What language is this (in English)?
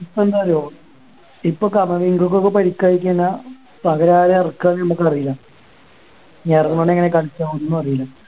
Malayalam